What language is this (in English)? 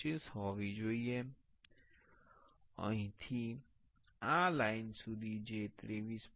Gujarati